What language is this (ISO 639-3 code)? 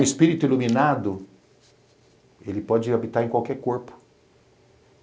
por